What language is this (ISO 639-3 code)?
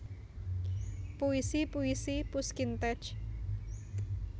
jav